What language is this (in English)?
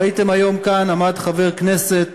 Hebrew